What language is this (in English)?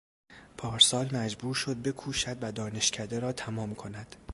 Persian